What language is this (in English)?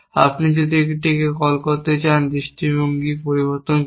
Bangla